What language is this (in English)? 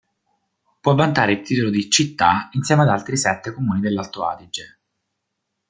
Italian